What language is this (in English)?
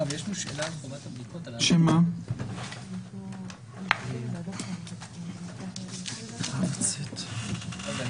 Hebrew